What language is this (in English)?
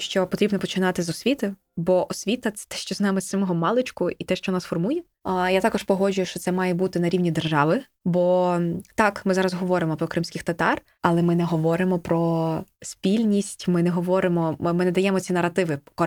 Ukrainian